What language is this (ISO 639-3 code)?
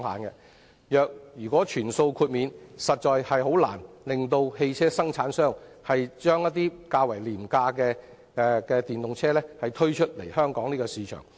yue